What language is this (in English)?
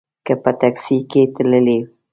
Pashto